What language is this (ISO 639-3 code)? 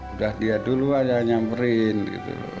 ind